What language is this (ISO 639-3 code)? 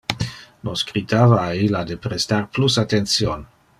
ina